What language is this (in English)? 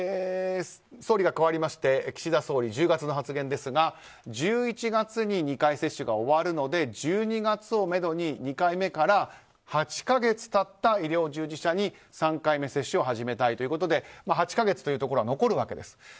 Japanese